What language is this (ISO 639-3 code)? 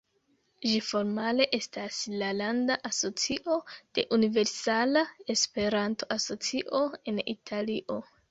epo